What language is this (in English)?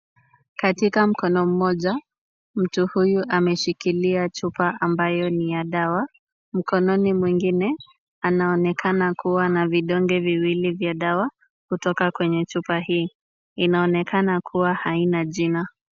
Swahili